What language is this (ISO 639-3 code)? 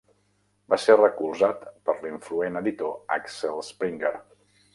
cat